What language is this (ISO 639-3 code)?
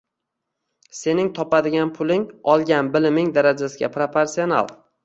uzb